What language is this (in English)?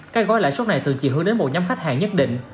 Vietnamese